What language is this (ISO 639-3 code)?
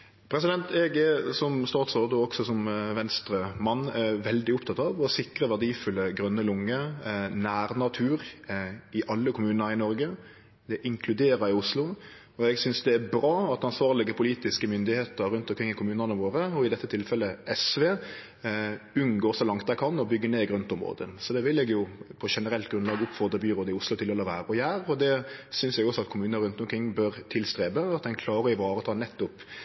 nno